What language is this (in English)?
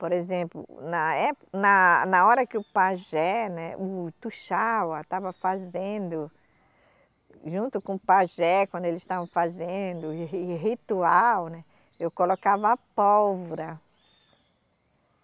Portuguese